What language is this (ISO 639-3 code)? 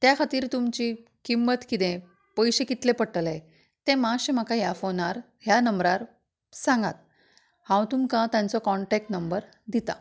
kok